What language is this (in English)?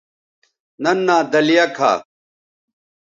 Bateri